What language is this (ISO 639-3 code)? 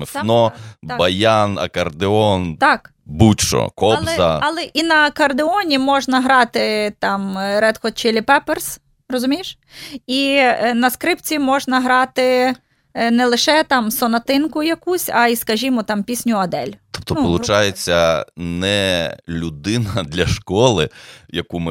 ukr